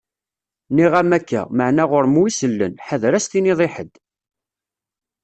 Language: Kabyle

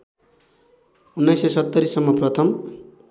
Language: Nepali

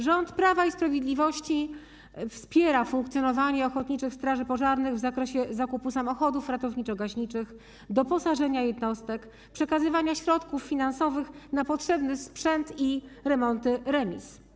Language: Polish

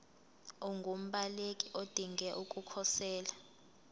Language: Zulu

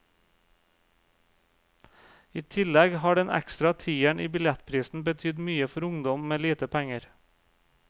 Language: Norwegian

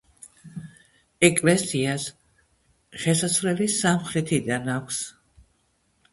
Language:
Georgian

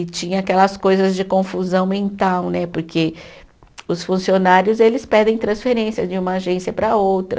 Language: Portuguese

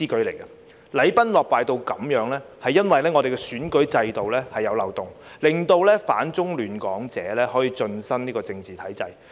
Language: Cantonese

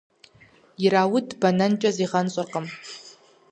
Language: Kabardian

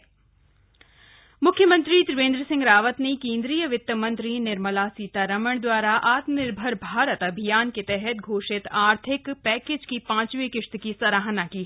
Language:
Hindi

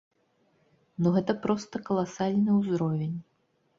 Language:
Belarusian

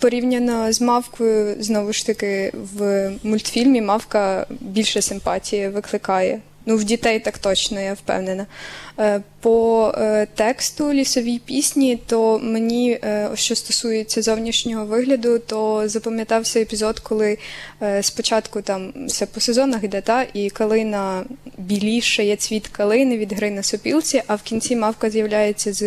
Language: Ukrainian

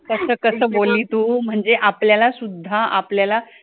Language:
Marathi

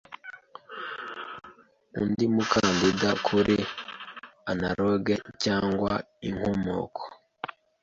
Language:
Kinyarwanda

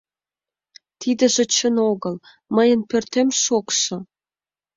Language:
Mari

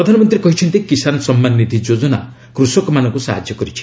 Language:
Odia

